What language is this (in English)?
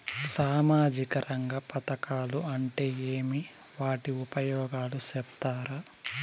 Telugu